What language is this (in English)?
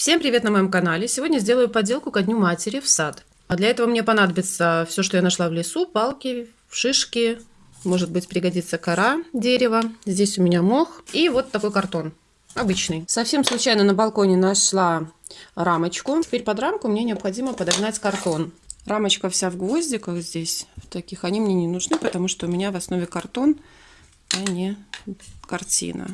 Russian